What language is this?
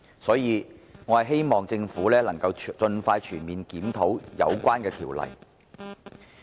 Cantonese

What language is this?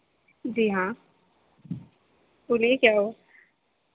Urdu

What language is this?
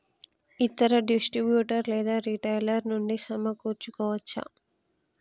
Telugu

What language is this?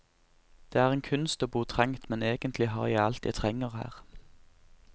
Norwegian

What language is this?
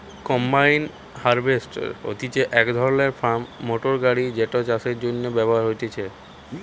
Bangla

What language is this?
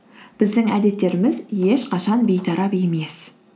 Kazakh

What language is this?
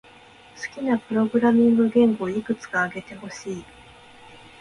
Japanese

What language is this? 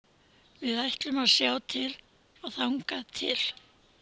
Icelandic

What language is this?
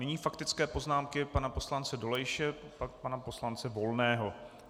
Czech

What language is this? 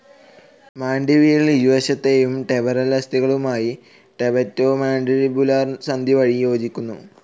Malayalam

